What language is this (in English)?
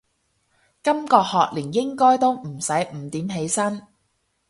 Cantonese